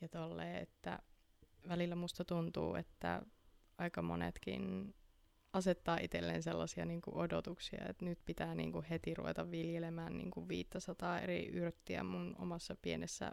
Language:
Finnish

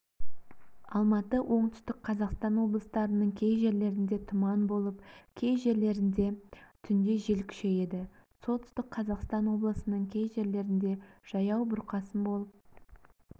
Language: Kazakh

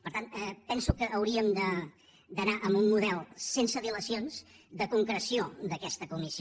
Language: Catalan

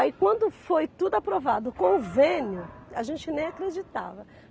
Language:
Portuguese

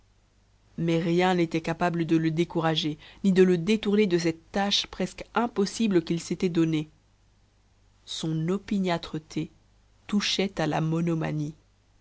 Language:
French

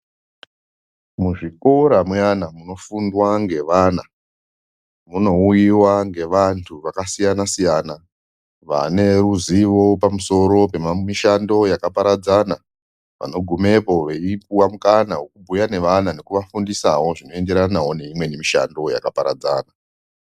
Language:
Ndau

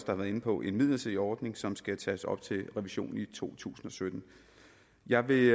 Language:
Danish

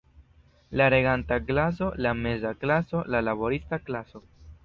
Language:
Esperanto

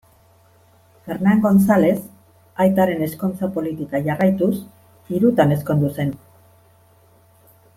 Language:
Basque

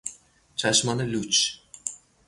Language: Persian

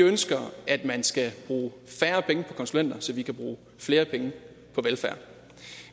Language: Danish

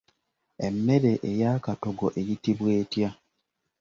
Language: Ganda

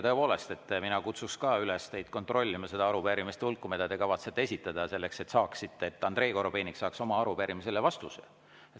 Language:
Estonian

